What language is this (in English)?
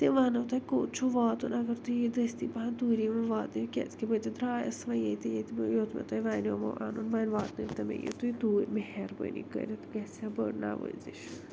Kashmiri